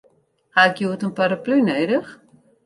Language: Western Frisian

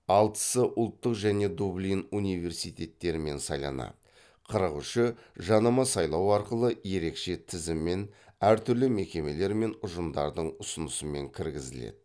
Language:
Kazakh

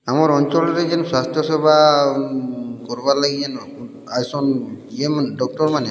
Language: Odia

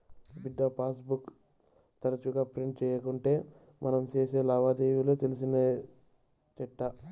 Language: Telugu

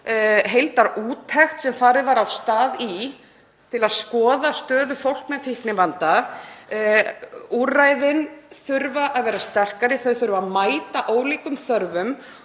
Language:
Icelandic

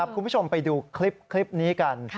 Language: Thai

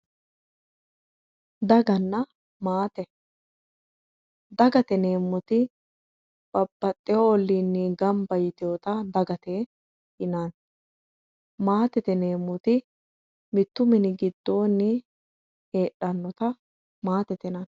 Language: Sidamo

